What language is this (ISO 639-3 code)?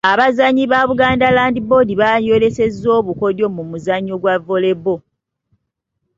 lug